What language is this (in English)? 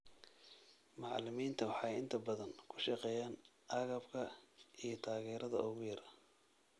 Somali